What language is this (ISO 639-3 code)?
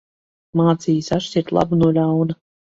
lav